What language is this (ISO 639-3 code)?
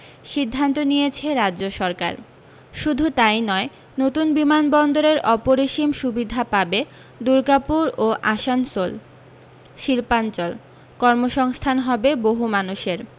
ben